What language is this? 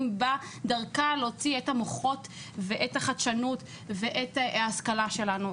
Hebrew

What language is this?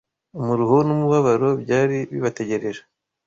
Kinyarwanda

